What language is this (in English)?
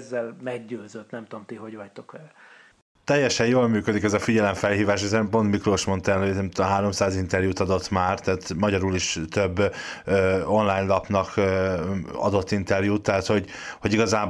Hungarian